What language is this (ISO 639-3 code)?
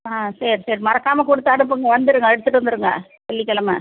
tam